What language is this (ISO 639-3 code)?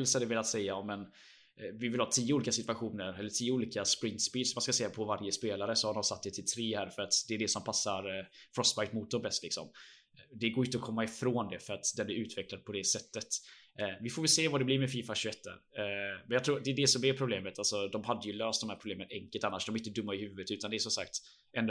swe